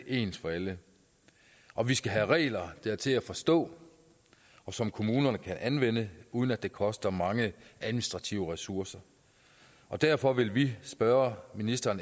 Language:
Danish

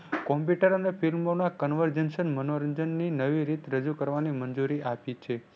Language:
Gujarati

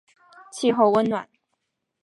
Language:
Chinese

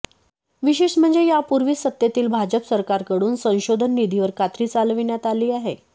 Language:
Marathi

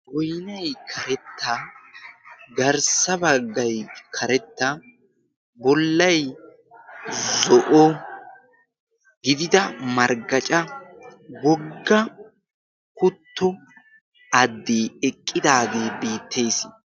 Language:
Wolaytta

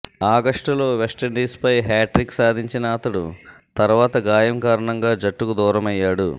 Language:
Telugu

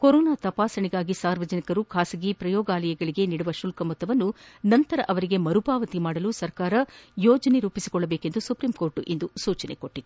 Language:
Kannada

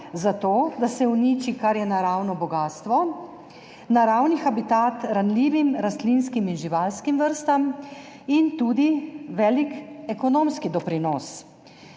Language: Slovenian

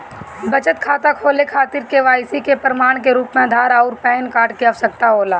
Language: Bhojpuri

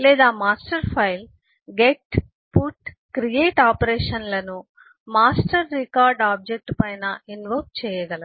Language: Telugu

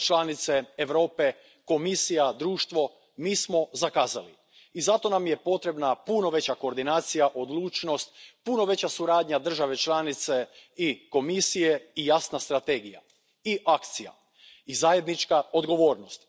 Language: Croatian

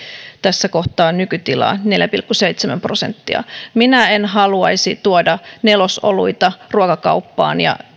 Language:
Finnish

